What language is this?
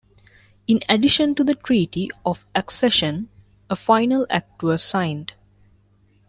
English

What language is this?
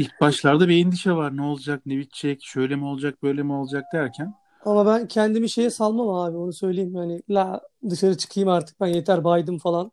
Turkish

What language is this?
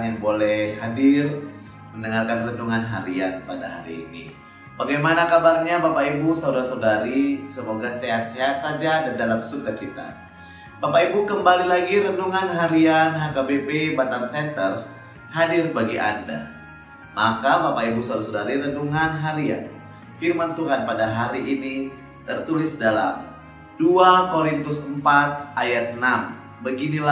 Indonesian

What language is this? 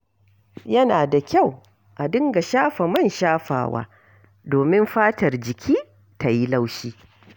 Hausa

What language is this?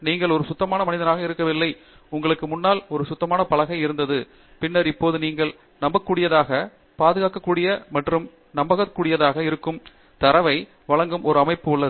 Tamil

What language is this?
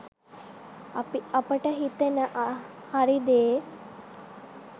Sinhala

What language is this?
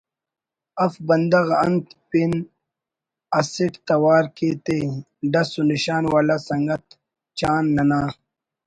Brahui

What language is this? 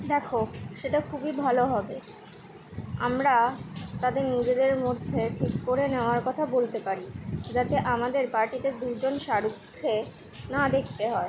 Bangla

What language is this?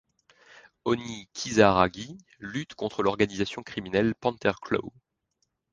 French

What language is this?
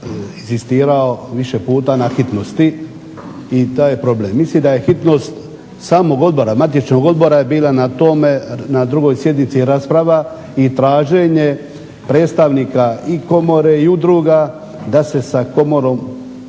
Croatian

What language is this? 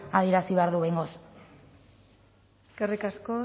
Basque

